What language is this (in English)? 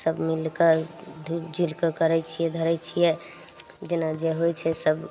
Maithili